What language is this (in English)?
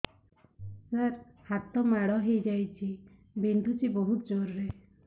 Odia